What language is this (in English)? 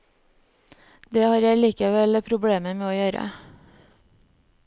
Norwegian